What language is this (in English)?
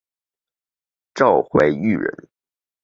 Chinese